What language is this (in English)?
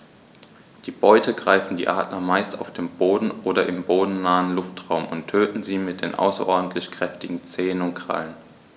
German